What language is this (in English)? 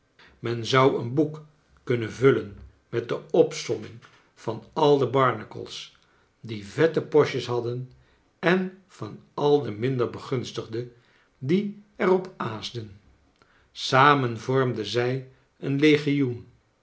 Dutch